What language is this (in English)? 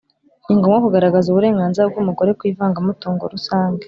Kinyarwanda